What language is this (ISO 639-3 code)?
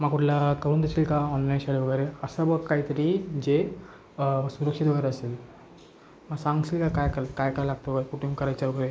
mar